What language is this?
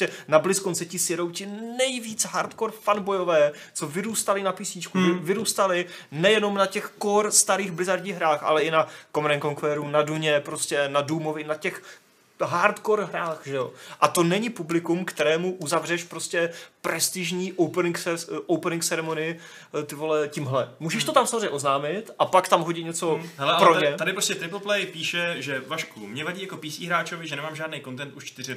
Czech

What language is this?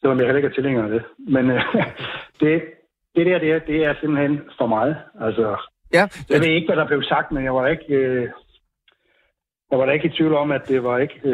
Danish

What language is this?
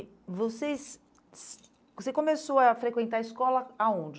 Portuguese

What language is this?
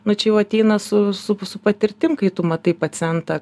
Lithuanian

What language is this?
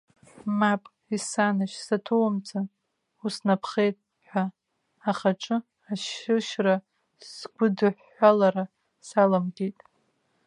Abkhazian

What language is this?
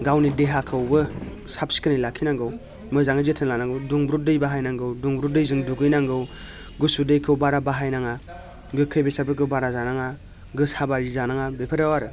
Bodo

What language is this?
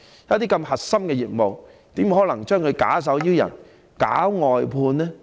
Cantonese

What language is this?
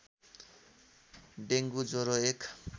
Nepali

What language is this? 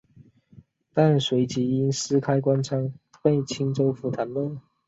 Chinese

